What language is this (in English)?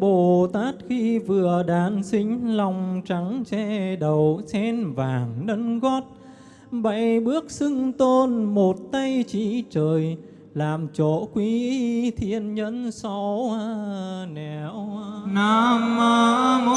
Vietnamese